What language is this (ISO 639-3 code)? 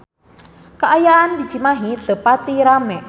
sun